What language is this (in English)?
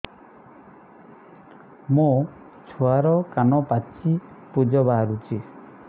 Odia